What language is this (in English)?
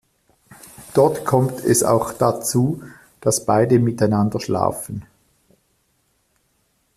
German